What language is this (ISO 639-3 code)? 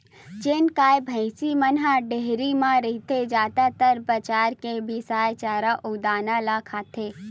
hne